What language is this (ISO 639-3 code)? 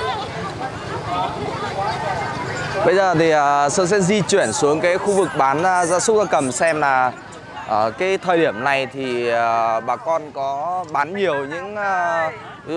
vie